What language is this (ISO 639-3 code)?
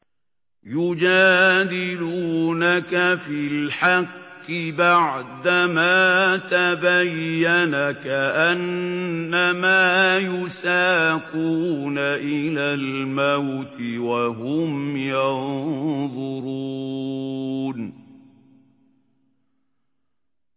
ara